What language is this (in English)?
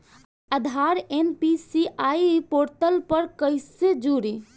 Bhojpuri